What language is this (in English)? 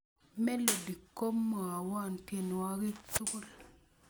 Kalenjin